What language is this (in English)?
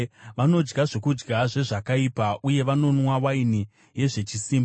Shona